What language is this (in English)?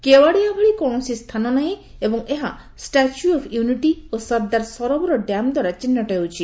Odia